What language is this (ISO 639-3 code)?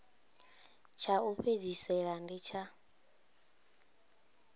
ven